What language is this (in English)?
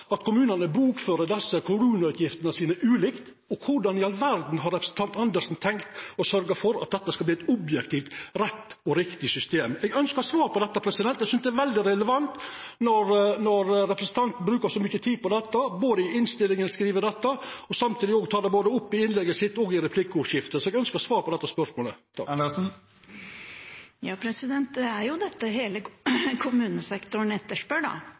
Norwegian